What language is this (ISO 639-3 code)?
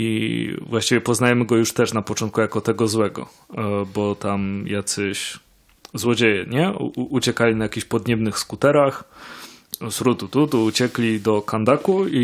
pol